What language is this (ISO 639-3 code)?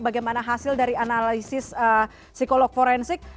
ind